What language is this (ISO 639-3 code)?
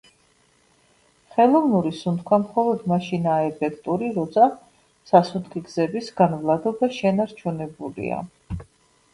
kat